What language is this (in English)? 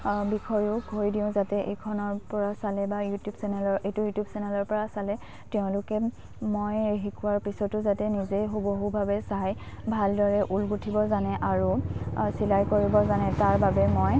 Assamese